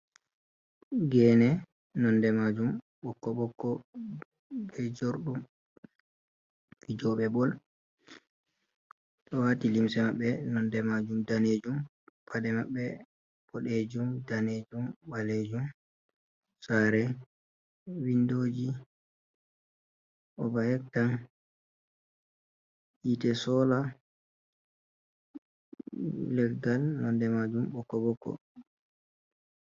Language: Fula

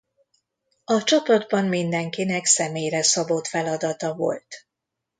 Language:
Hungarian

